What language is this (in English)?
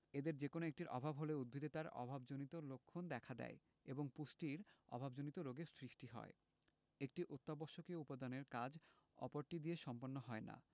Bangla